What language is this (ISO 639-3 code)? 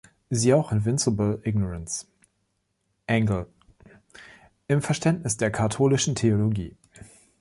deu